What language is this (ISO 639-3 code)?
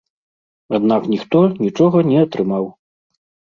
bel